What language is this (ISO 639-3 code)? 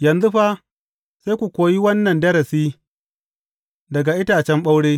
hau